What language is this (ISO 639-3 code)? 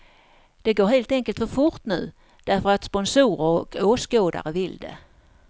swe